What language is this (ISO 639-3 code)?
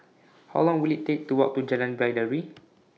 eng